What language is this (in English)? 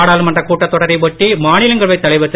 Tamil